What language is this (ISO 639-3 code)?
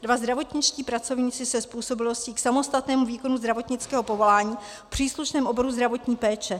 ces